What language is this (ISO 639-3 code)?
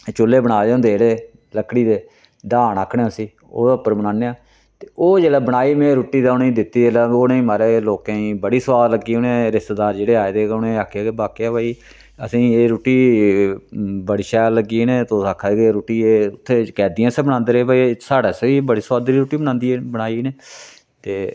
doi